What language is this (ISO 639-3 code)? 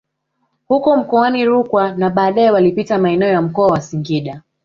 swa